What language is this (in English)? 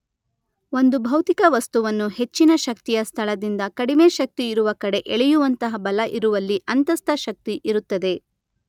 Kannada